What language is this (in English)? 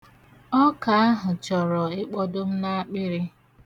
Igbo